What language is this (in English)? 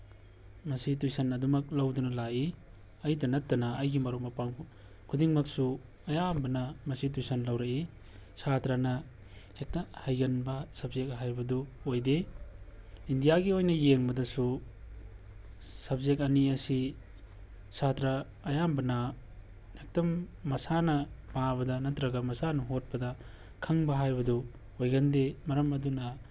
Manipuri